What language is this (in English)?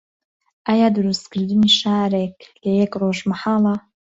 Central Kurdish